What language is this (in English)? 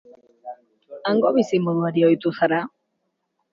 Basque